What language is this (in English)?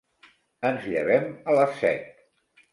Catalan